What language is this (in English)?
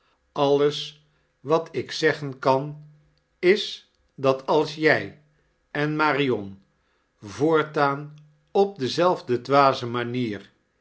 Dutch